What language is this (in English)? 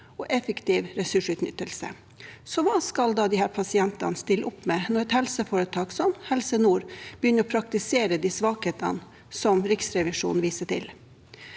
Norwegian